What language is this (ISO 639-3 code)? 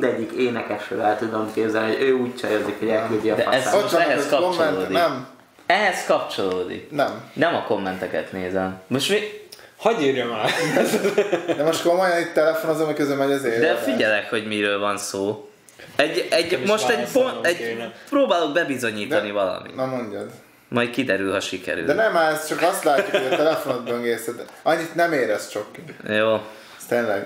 hun